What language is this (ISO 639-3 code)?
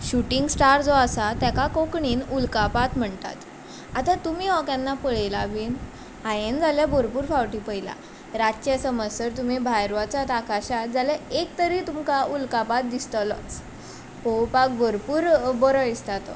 kok